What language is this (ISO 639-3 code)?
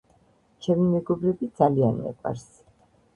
kat